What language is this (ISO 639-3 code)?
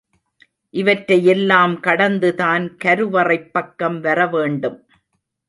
tam